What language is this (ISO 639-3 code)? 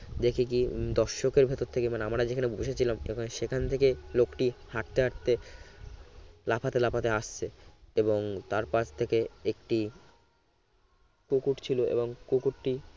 ben